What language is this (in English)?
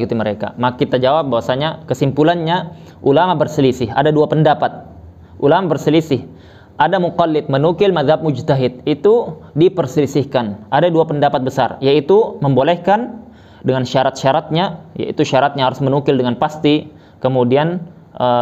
Indonesian